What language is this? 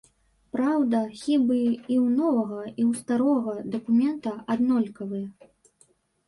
Belarusian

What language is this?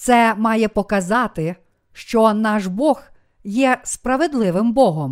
Ukrainian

